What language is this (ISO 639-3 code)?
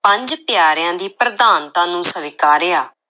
pan